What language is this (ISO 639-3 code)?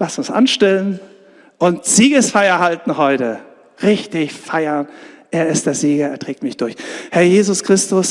deu